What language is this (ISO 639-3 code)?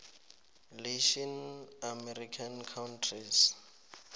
nbl